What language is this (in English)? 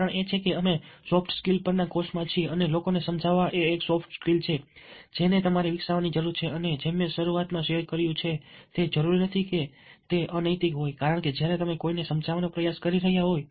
Gujarati